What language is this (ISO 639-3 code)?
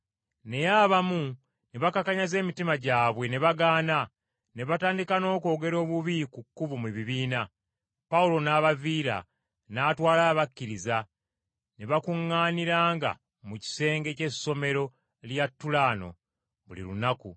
lug